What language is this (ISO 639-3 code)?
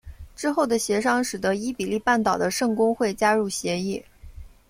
zho